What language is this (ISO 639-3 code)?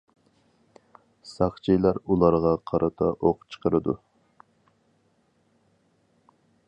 uig